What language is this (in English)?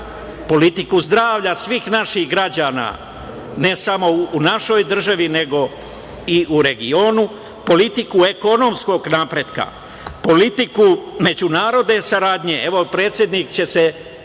Serbian